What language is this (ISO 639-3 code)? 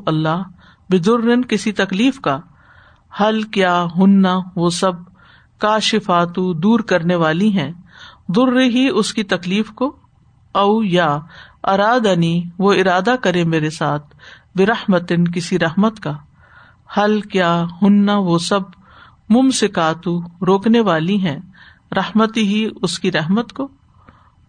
urd